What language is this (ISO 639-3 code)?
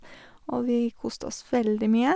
nor